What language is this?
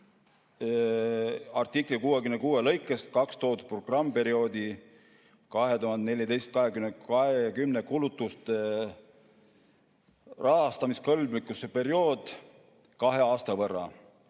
Estonian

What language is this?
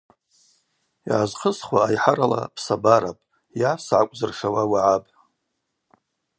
Abaza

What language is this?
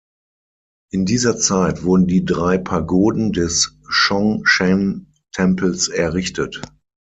German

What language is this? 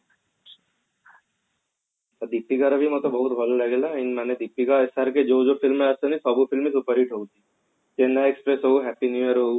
Odia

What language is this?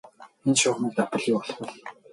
Mongolian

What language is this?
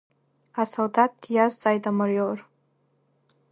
Abkhazian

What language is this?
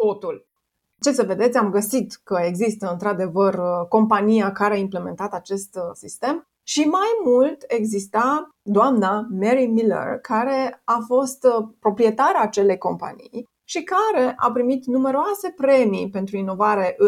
Romanian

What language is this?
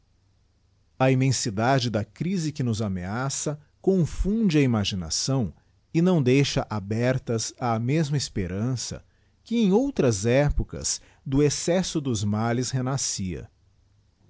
Portuguese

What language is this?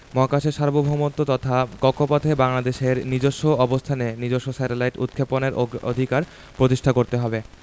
Bangla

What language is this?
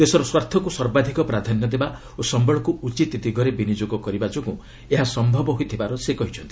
Odia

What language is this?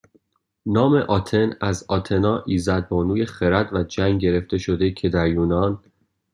Persian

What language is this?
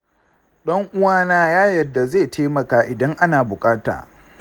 Hausa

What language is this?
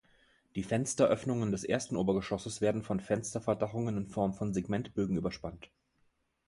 German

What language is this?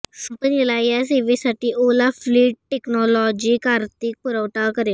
Marathi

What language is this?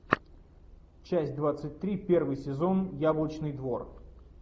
Russian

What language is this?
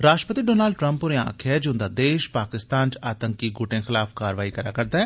Dogri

